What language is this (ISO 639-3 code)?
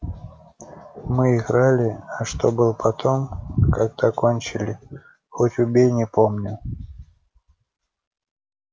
rus